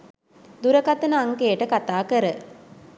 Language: Sinhala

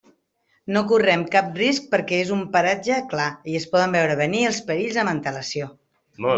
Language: Catalan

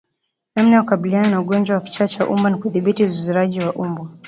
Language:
Swahili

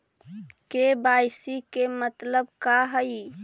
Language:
Magahi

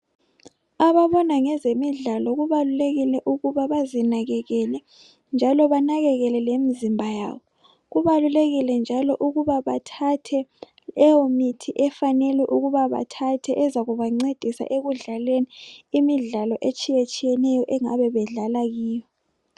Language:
North Ndebele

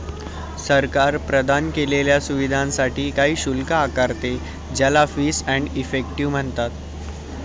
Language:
Marathi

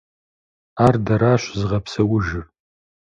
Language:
Kabardian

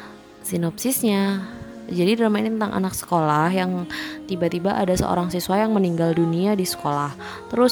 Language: Indonesian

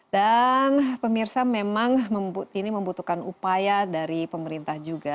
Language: Indonesian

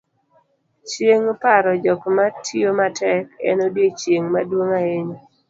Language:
Luo (Kenya and Tanzania)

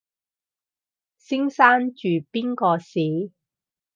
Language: Cantonese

